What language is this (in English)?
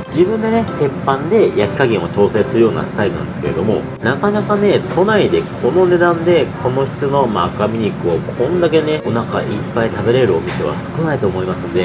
Japanese